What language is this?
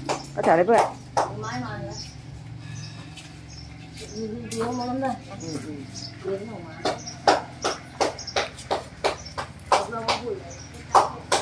Thai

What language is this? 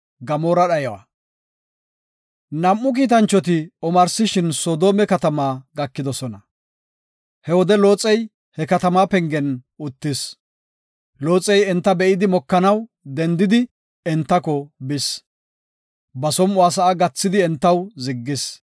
Gofa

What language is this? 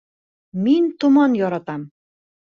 Bashkir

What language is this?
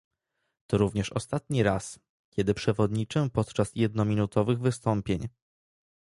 Polish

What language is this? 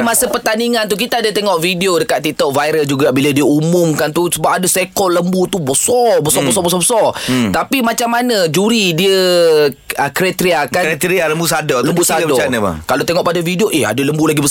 Malay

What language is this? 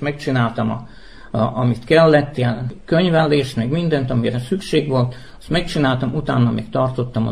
Hungarian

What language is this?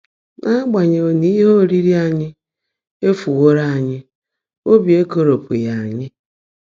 Igbo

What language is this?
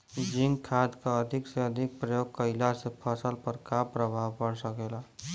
Bhojpuri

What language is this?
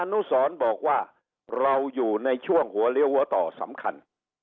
Thai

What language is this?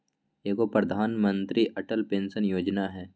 Magahi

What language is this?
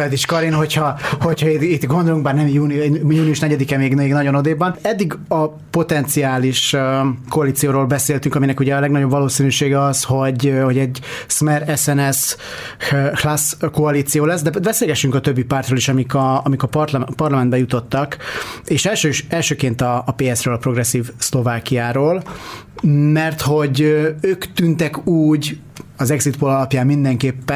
Hungarian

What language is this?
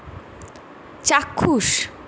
Bangla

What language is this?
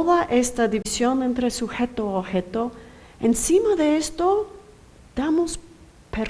Spanish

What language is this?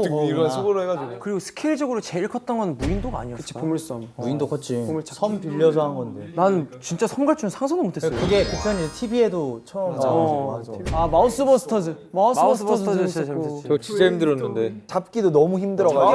Korean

